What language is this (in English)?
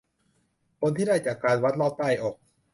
Thai